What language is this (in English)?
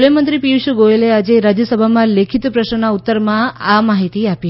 Gujarati